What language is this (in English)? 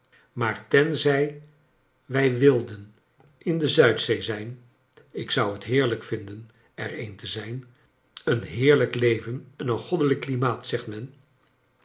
Dutch